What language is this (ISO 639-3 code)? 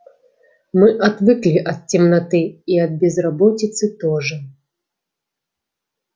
rus